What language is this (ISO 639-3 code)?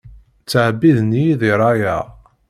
kab